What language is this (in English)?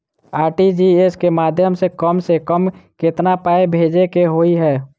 Maithili